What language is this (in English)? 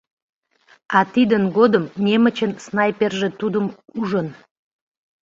Mari